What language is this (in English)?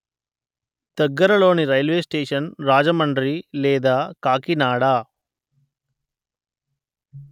Telugu